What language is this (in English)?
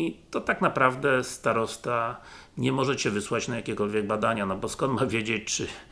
Polish